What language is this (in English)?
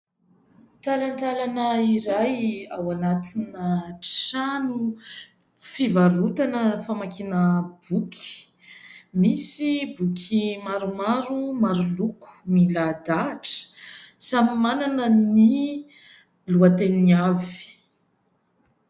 Malagasy